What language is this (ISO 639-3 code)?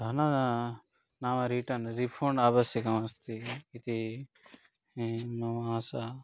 san